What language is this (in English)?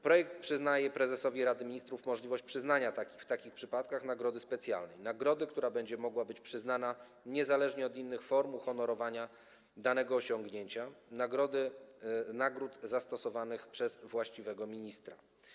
Polish